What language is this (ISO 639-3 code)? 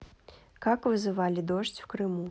rus